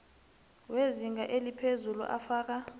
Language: South Ndebele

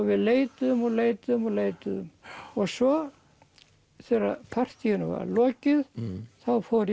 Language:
Icelandic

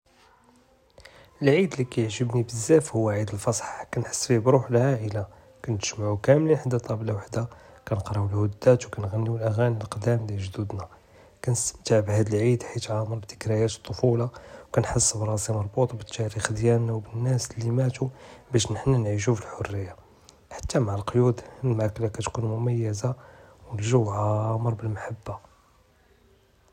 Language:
Judeo-Arabic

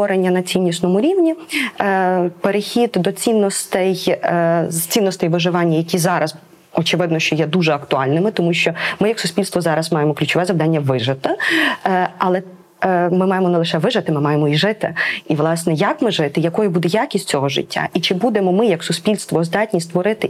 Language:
Ukrainian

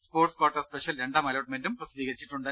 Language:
Malayalam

